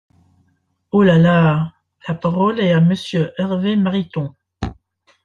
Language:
French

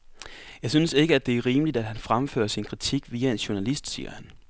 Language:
Danish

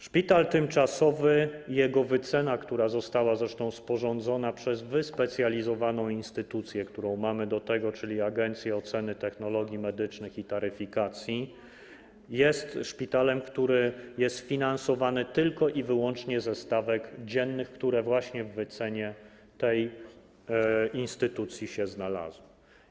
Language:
Polish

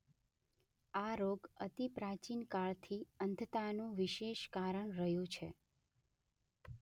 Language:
Gujarati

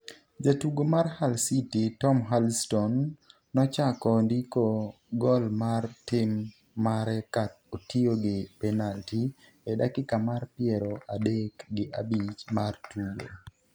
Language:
Luo (Kenya and Tanzania)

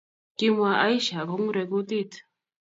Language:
Kalenjin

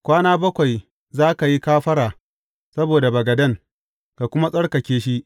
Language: Hausa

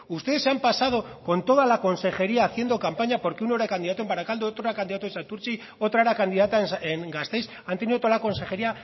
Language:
Spanish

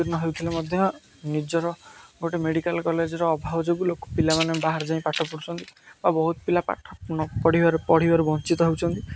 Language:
Odia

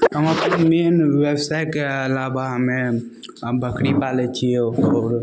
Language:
Maithili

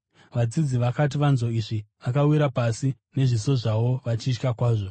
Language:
Shona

